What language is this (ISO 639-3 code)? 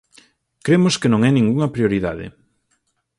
glg